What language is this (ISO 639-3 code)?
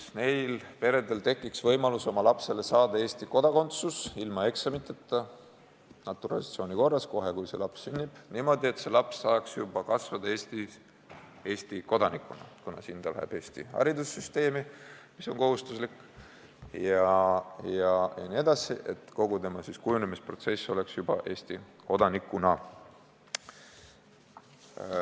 est